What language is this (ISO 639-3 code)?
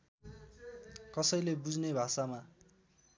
nep